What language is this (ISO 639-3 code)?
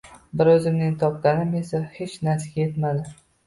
uzb